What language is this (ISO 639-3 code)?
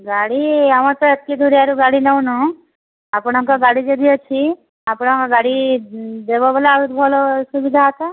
ori